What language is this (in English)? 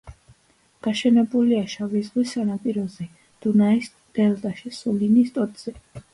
Georgian